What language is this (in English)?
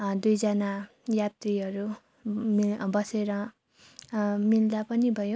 Nepali